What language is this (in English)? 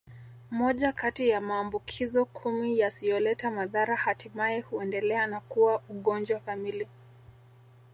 Swahili